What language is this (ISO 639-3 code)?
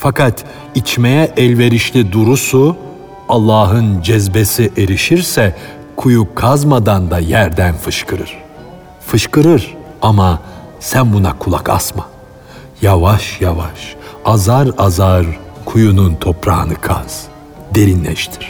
tur